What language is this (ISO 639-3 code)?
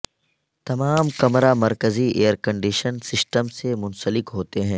urd